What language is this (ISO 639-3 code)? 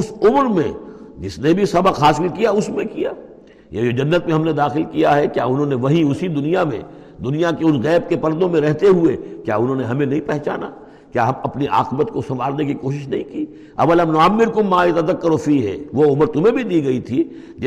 urd